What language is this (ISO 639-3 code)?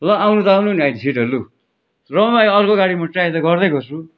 nep